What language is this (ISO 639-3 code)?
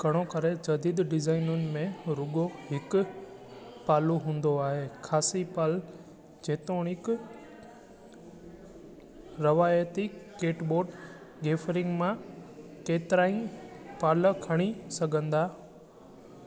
snd